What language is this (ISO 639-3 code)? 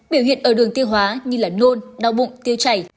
vie